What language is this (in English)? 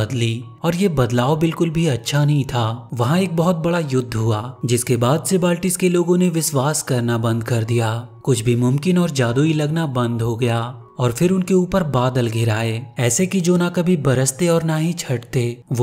Hindi